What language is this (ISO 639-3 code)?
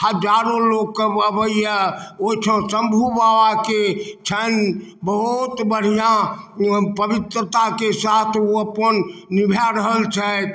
mai